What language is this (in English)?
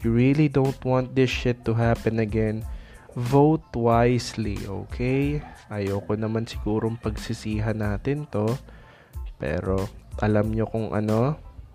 Filipino